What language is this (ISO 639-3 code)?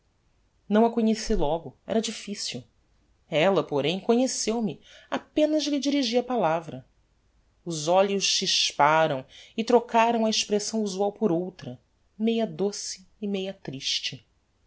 por